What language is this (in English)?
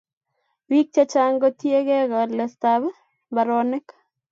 Kalenjin